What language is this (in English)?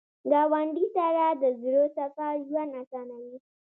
Pashto